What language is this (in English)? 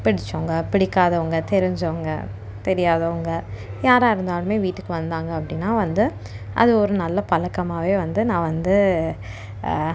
Tamil